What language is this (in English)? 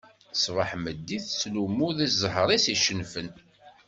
Kabyle